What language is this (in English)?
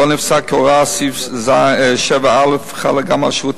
Hebrew